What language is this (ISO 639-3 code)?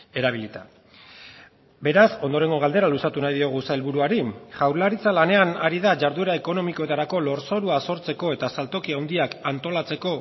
eus